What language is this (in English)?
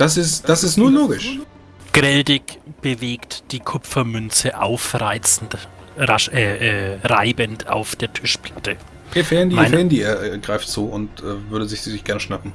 German